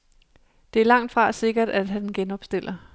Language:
Danish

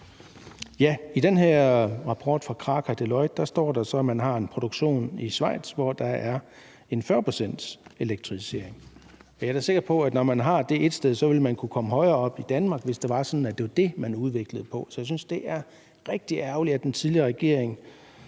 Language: Danish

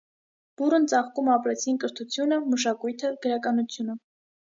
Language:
Armenian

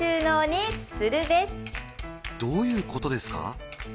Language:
Japanese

